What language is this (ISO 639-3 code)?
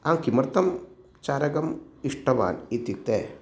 san